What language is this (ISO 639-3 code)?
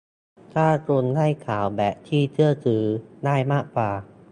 tha